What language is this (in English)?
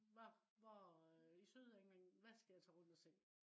Danish